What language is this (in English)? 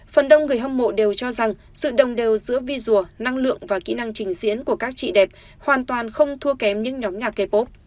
Vietnamese